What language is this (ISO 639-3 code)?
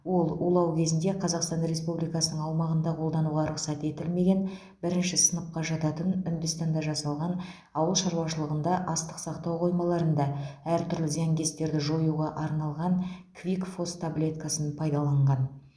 kaz